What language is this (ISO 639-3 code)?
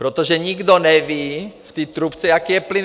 ces